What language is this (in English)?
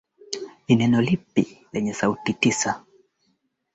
Swahili